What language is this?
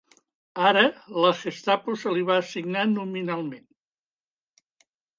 Catalan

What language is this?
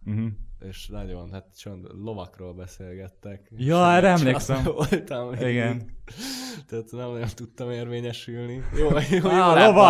Hungarian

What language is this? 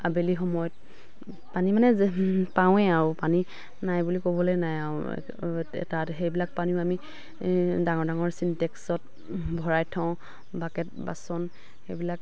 Assamese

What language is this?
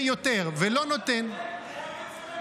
Hebrew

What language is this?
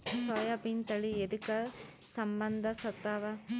Kannada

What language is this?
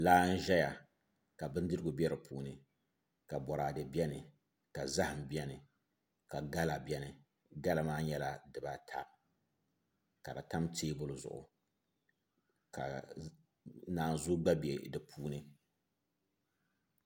Dagbani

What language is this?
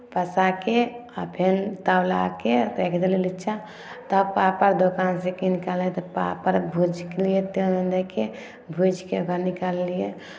Maithili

